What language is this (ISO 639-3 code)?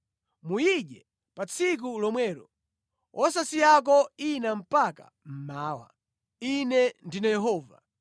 nya